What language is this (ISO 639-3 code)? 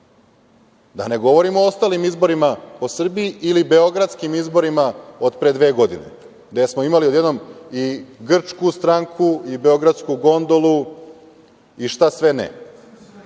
srp